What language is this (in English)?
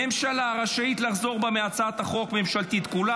Hebrew